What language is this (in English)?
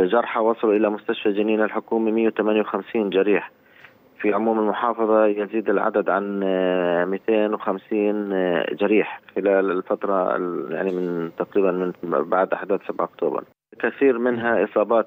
Arabic